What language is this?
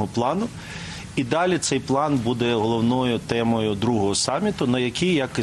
Ukrainian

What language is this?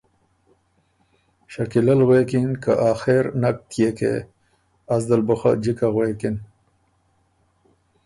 Ormuri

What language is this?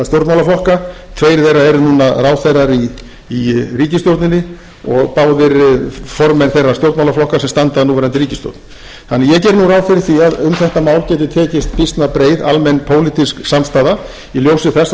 Icelandic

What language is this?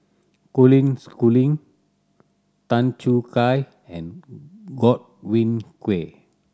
English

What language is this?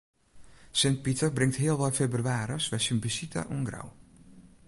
Western Frisian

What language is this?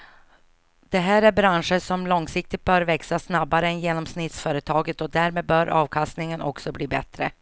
Swedish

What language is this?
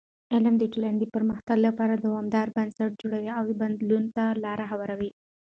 Pashto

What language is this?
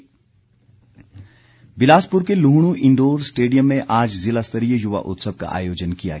Hindi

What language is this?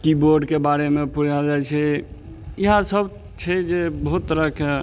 Maithili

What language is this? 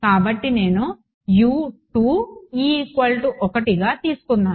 Telugu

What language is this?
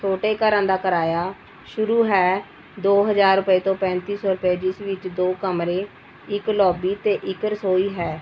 Punjabi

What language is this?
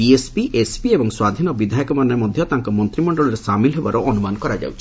Odia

